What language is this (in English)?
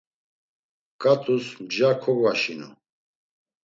Laz